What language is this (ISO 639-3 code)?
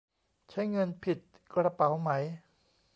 tha